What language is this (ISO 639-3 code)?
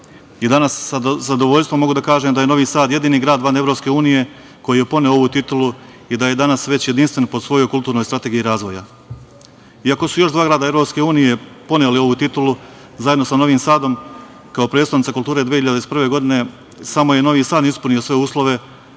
srp